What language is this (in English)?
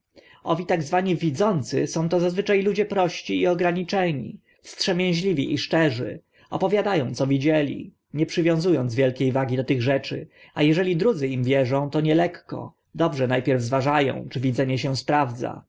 Polish